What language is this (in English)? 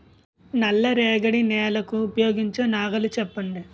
Telugu